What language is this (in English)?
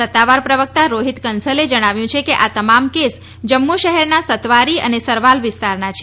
Gujarati